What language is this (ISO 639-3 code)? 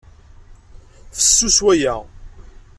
kab